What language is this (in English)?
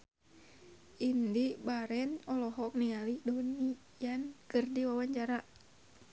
Sundanese